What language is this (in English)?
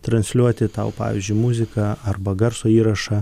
Lithuanian